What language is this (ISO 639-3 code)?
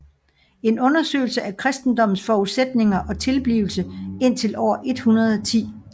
dan